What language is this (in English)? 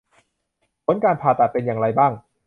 Thai